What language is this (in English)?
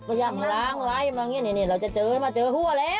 Thai